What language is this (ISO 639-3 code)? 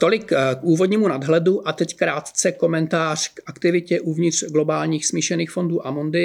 ces